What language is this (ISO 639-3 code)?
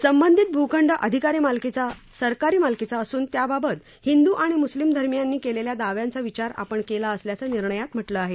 mar